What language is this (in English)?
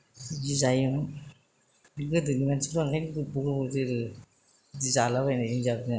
Bodo